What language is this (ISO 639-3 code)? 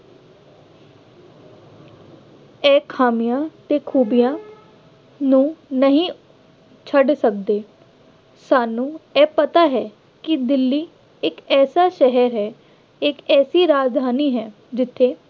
pan